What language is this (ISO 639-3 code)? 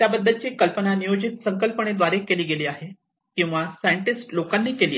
mar